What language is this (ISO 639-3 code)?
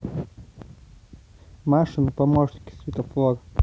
rus